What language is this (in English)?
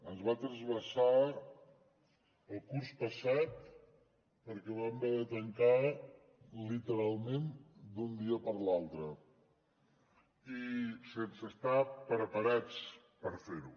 Catalan